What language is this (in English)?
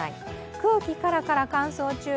Japanese